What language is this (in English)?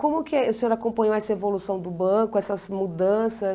Portuguese